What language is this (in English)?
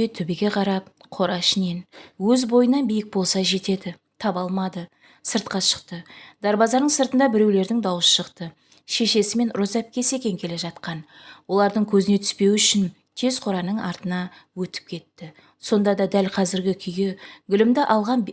Turkish